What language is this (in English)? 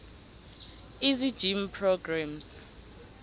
South Ndebele